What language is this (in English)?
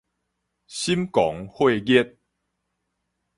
Min Nan Chinese